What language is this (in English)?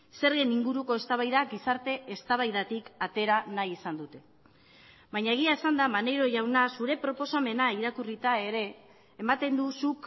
Basque